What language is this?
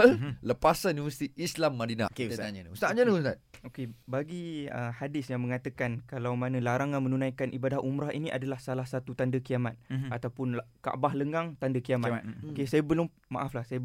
Malay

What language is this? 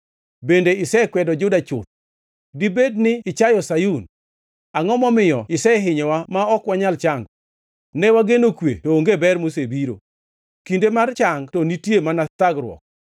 Luo (Kenya and Tanzania)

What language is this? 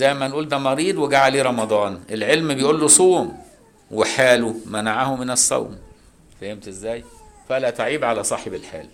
Arabic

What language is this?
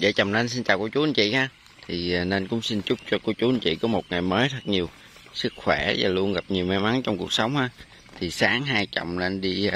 Vietnamese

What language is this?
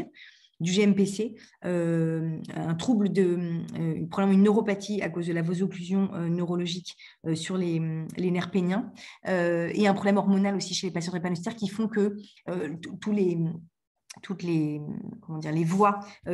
French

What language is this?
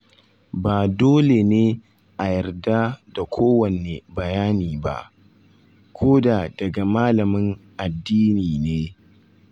Hausa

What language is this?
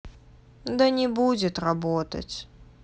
Russian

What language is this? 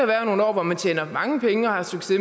Danish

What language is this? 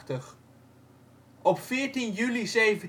Dutch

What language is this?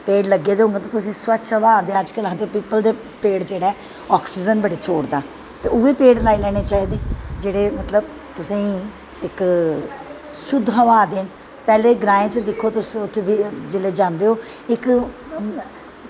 Dogri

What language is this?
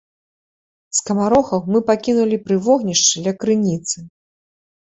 Belarusian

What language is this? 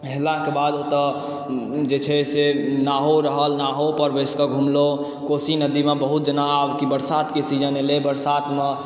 Maithili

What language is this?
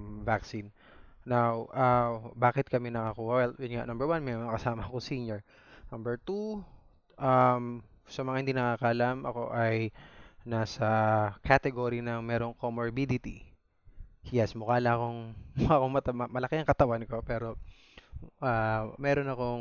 Filipino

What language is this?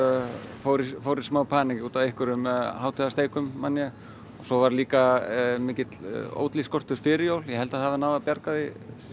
Icelandic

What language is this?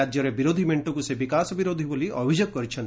Odia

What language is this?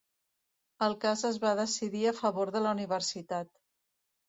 Catalan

